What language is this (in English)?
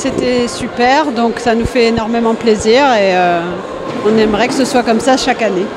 French